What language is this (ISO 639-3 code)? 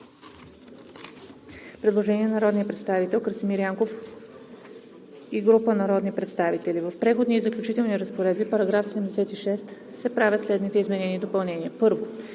bul